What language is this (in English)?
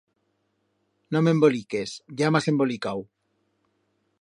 Aragonese